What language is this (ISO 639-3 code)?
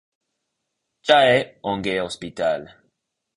luo